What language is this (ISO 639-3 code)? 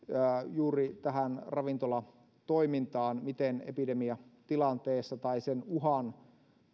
fin